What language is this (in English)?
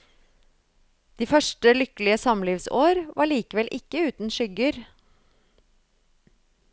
Norwegian